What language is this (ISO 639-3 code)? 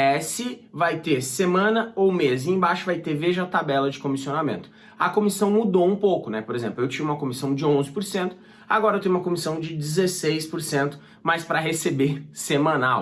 por